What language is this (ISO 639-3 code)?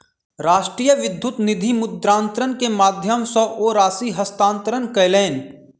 mai